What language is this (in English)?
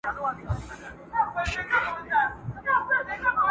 Pashto